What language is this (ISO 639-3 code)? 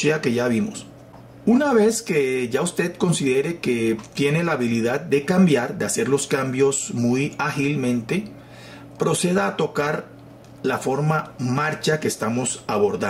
spa